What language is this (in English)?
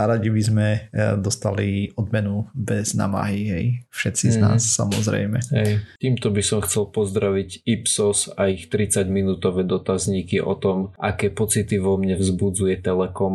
Slovak